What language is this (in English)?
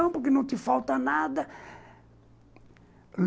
Portuguese